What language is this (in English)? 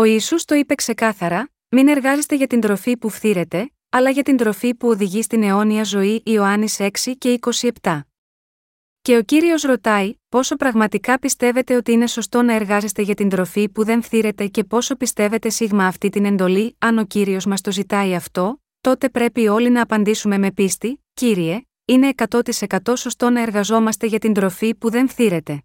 Greek